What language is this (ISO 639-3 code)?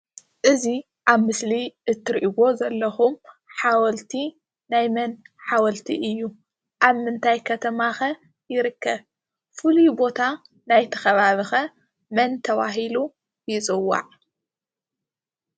tir